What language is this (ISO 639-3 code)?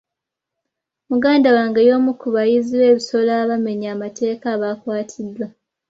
lug